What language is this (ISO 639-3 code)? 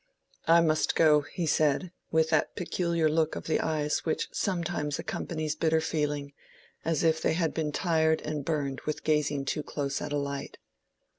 eng